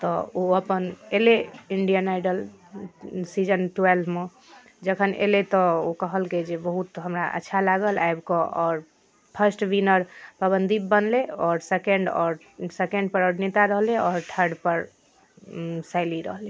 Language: Maithili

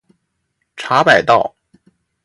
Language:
Chinese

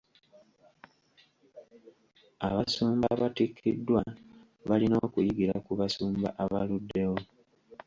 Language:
Ganda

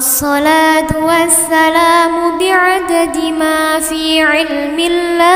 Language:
Arabic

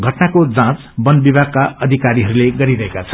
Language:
Nepali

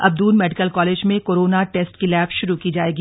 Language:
Hindi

